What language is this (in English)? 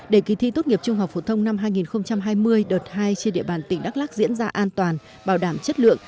Vietnamese